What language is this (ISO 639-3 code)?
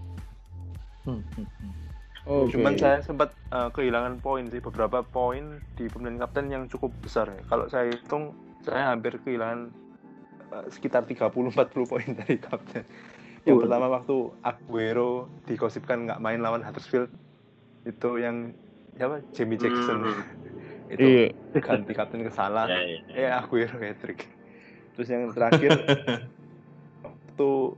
ind